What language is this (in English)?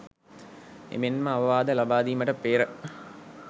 Sinhala